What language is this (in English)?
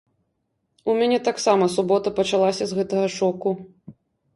Belarusian